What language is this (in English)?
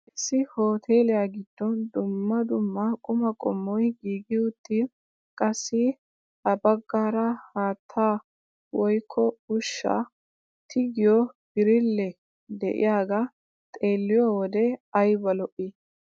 Wolaytta